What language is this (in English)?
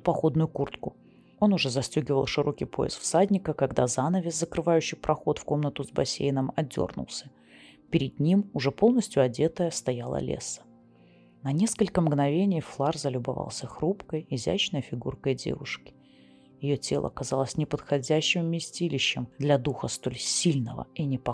Russian